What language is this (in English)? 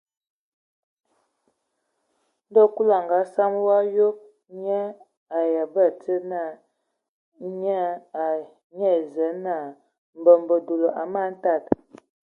Ewondo